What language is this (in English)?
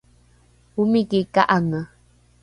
Rukai